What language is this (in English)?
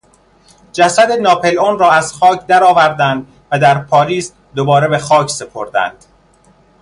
Persian